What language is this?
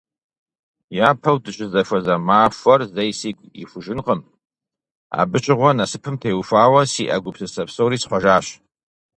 Kabardian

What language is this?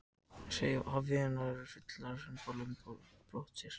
Icelandic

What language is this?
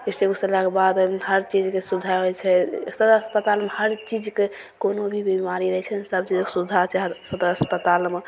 Maithili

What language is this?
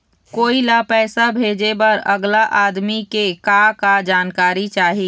Chhattisgarhi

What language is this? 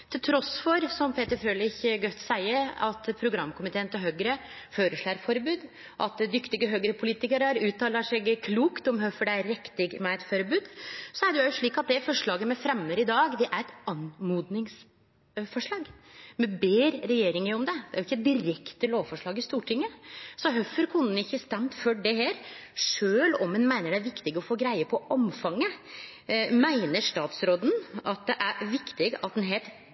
Norwegian Nynorsk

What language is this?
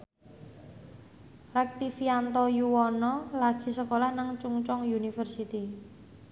Javanese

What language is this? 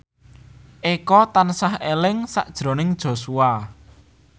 Javanese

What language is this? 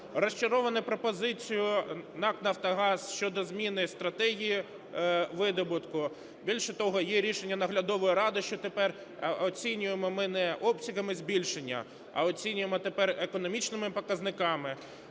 Ukrainian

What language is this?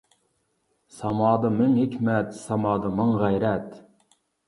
Uyghur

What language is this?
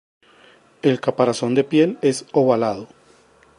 Spanish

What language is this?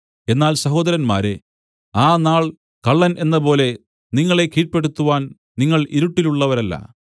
Malayalam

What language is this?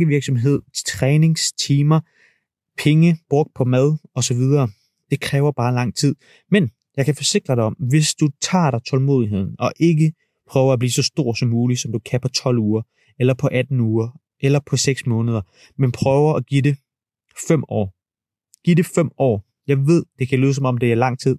Danish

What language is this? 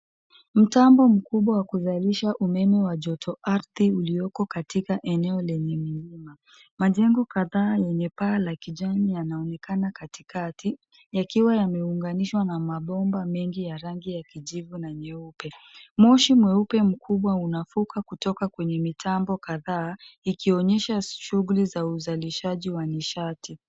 Swahili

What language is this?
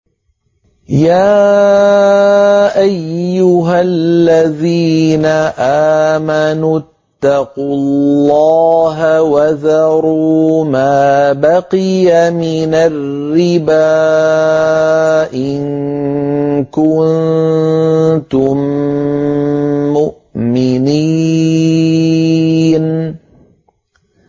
Arabic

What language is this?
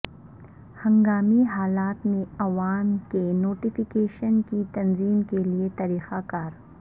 Urdu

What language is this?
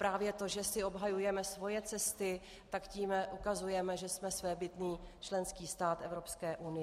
Czech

